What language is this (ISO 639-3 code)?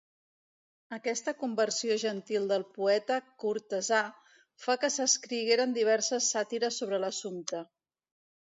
cat